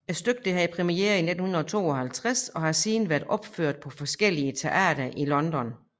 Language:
Danish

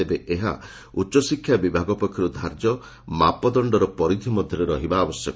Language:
Odia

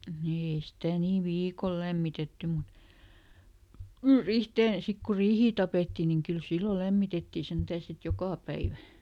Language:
Finnish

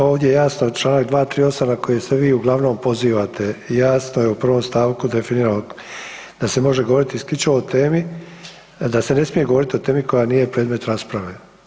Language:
Croatian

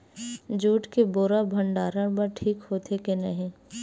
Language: Chhattisgarhi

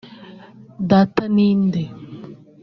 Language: Kinyarwanda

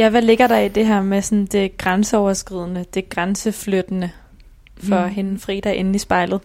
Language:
Danish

